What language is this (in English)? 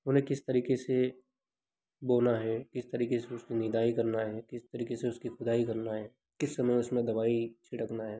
Hindi